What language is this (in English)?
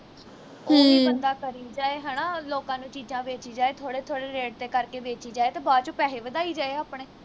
Punjabi